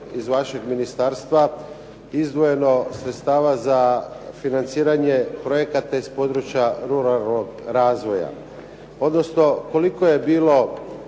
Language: Croatian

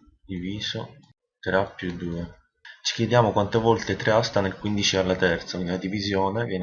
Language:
Italian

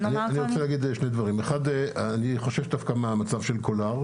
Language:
Hebrew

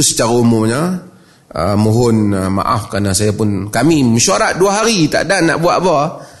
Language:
Malay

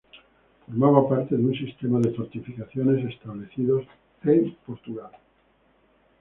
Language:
Spanish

